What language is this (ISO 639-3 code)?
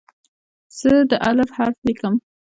pus